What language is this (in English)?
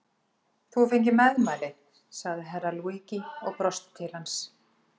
Icelandic